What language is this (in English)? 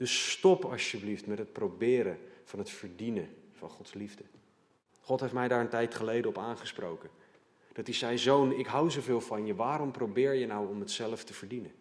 Dutch